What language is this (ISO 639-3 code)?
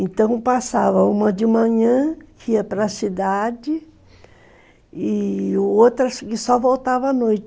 por